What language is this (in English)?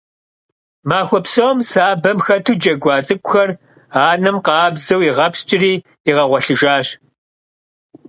Kabardian